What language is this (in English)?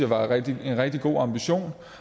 Danish